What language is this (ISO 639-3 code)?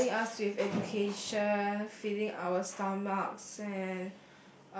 eng